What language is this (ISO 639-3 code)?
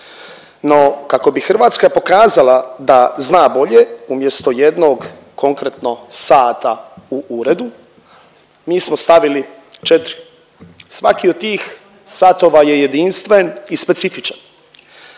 hrv